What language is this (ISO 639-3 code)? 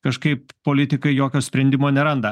lit